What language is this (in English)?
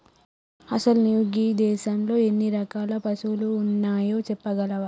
Telugu